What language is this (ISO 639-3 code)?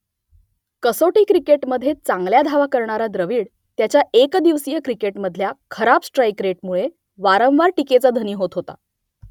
mar